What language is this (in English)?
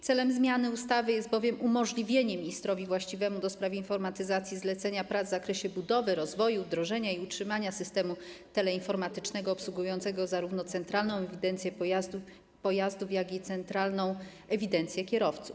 Polish